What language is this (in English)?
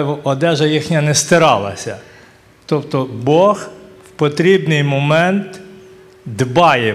Ukrainian